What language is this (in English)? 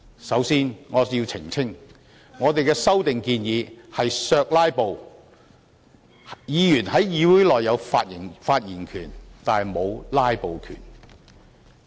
Cantonese